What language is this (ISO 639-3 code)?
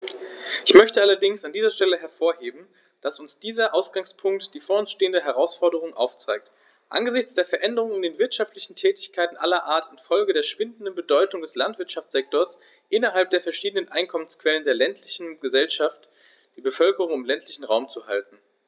deu